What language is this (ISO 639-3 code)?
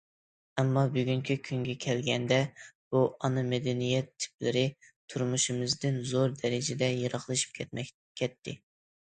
uig